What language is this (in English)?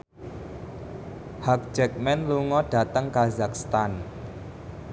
Javanese